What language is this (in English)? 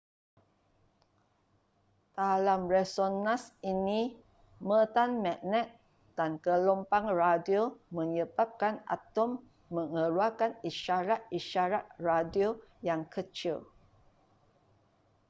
Malay